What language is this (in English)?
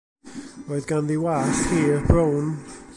Welsh